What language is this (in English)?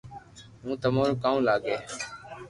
Loarki